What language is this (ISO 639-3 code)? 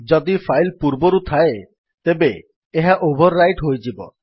ori